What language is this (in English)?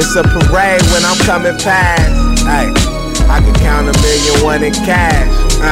English